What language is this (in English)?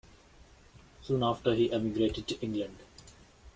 English